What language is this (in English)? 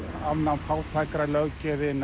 Icelandic